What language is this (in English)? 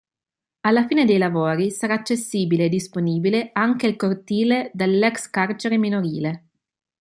Italian